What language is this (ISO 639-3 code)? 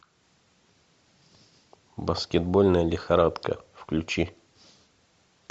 rus